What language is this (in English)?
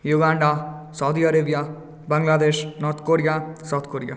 Maithili